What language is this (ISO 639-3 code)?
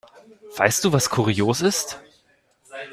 deu